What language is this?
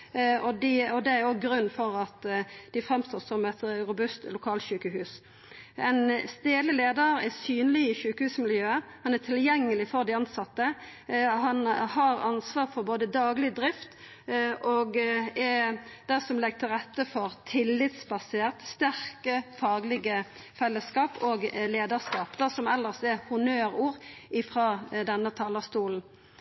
Norwegian Nynorsk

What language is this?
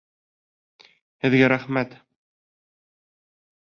Bashkir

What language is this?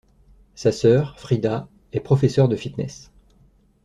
French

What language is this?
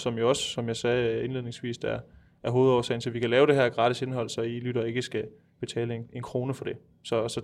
Danish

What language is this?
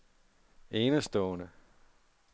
Danish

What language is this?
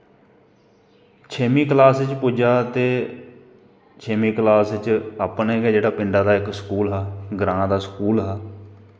Dogri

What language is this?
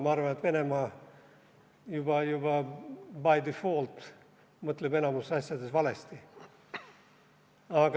Estonian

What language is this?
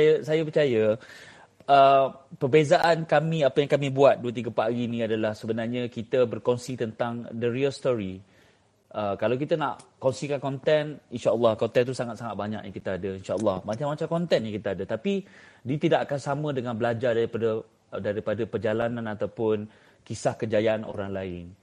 Malay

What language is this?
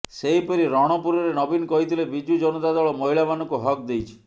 Odia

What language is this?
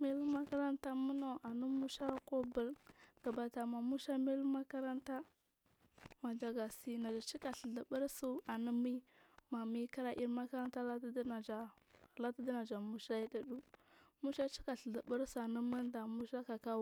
Marghi South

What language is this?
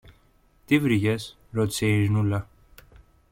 Greek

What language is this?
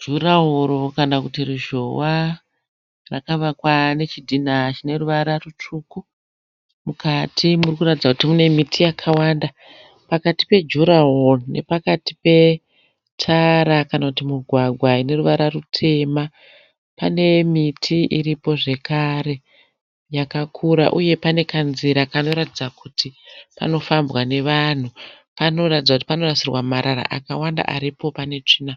Shona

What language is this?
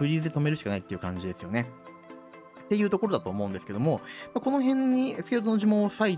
Japanese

